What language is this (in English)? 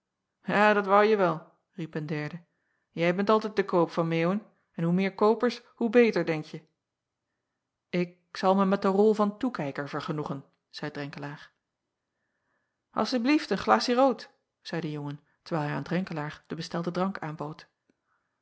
Dutch